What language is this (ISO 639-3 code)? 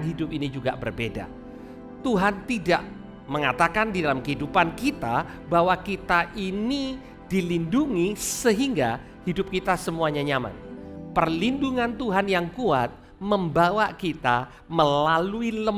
ind